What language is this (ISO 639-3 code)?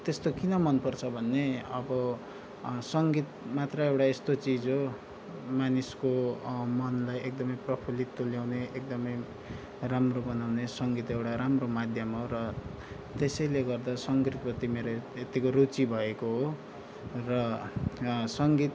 nep